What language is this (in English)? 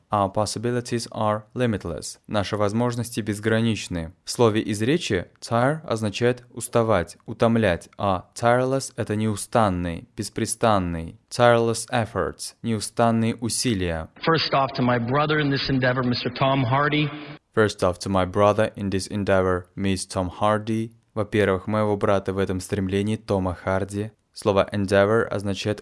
Russian